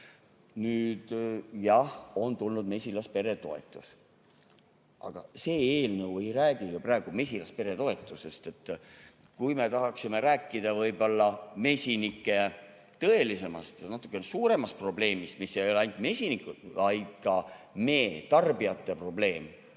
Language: Estonian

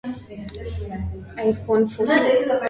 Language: Swahili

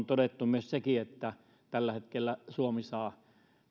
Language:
Finnish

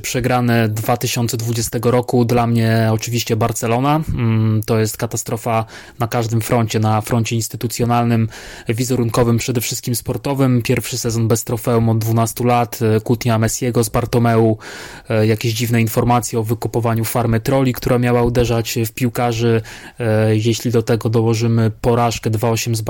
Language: Polish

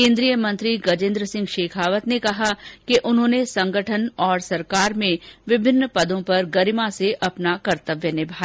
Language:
Hindi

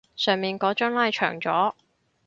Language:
Cantonese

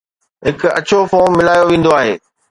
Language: Sindhi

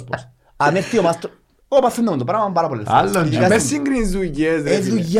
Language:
Greek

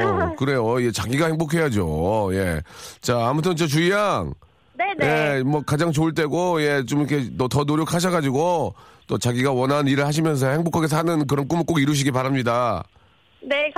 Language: Korean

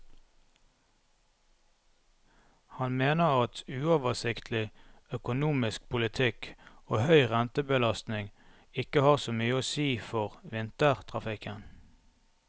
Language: Norwegian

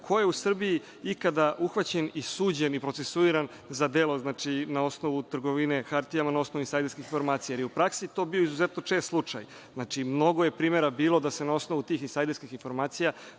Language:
Serbian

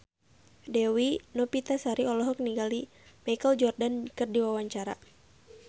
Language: Sundanese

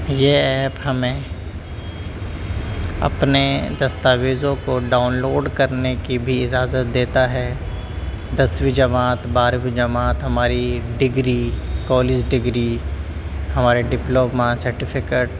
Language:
Urdu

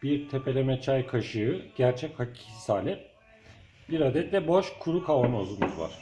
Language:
Turkish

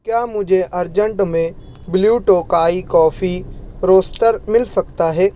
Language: Urdu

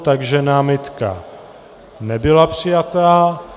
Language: Czech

